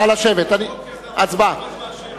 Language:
Hebrew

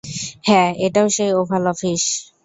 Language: Bangla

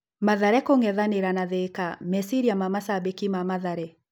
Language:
Kikuyu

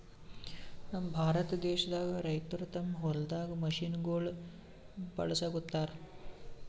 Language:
Kannada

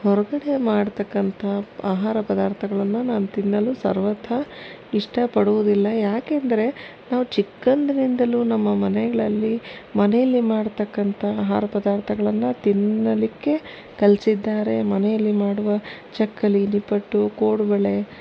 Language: Kannada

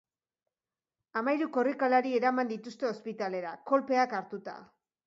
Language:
Basque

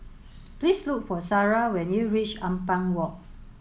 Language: English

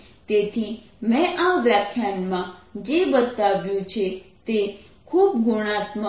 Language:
Gujarati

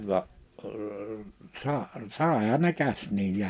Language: Finnish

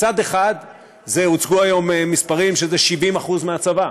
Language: Hebrew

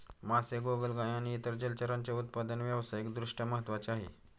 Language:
Marathi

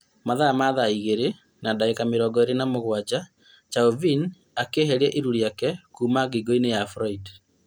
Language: Kikuyu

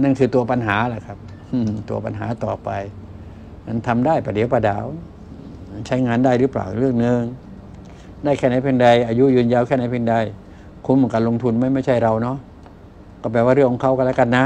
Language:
Thai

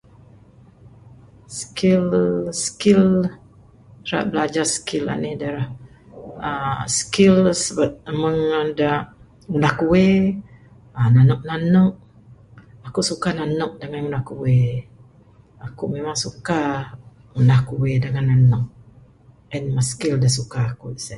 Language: Bukar-Sadung Bidayuh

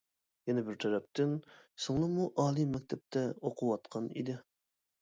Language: Uyghur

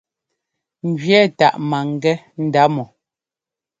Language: Ngomba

